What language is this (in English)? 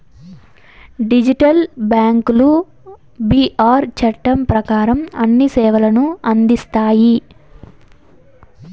Telugu